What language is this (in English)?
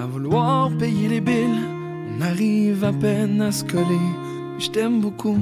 French